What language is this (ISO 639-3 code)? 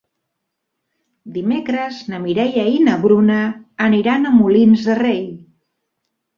cat